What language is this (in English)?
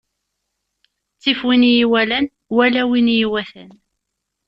Kabyle